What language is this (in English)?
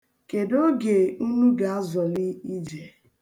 Igbo